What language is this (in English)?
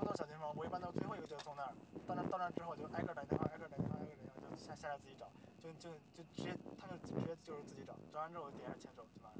Chinese